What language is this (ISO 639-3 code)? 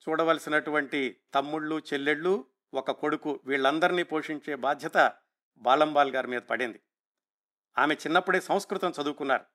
tel